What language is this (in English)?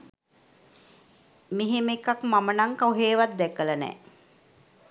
Sinhala